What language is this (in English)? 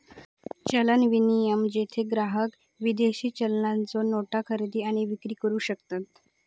Marathi